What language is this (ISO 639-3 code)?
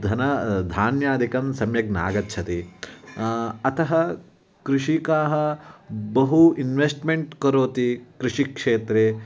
san